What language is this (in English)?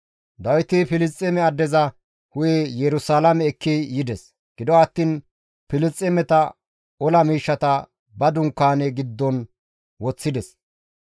Gamo